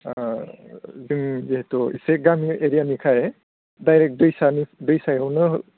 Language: Bodo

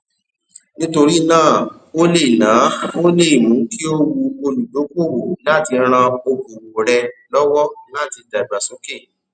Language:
Yoruba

